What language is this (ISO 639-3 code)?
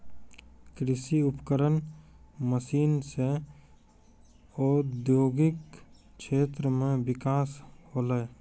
mai